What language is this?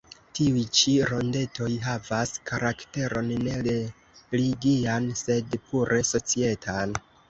Esperanto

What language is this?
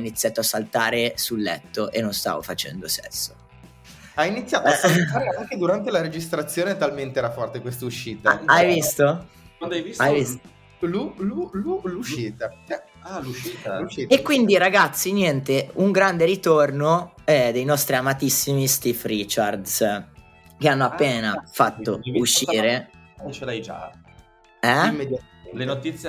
Italian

